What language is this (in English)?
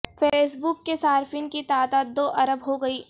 Urdu